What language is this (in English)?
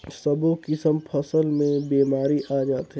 Chhattisgarhi